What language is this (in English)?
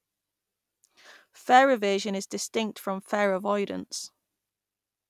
English